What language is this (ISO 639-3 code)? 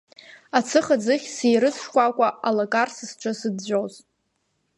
abk